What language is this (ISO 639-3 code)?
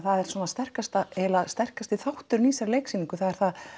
isl